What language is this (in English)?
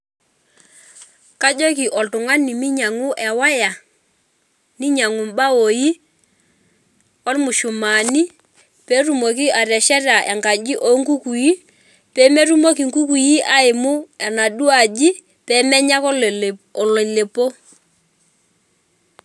Masai